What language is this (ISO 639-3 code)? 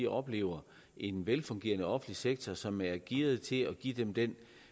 dan